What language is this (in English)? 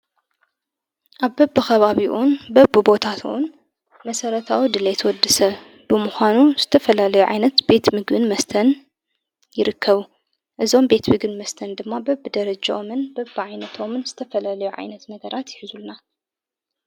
Tigrinya